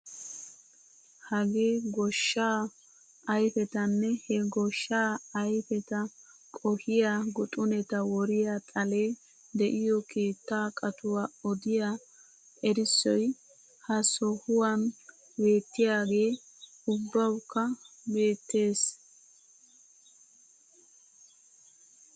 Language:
Wolaytta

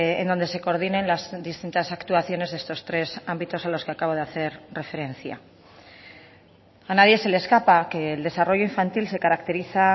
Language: Spanish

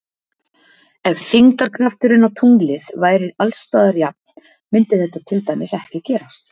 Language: Icelandic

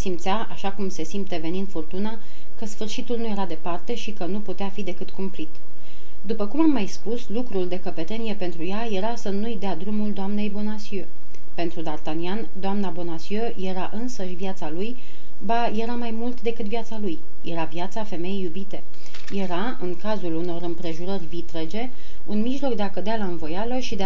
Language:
Romanian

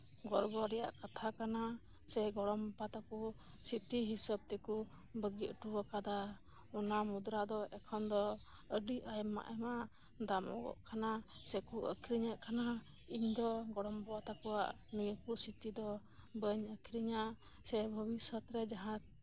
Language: Santali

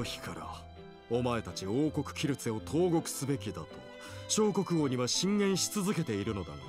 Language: Japanese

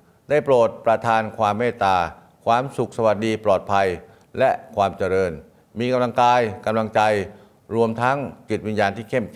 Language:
Thai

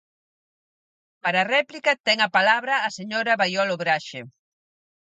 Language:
Galician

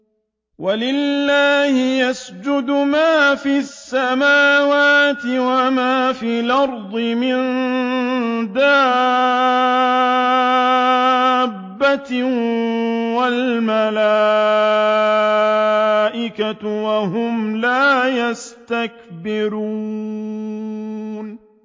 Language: Arabic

